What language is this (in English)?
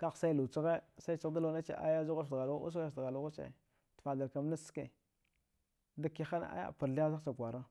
Dghwede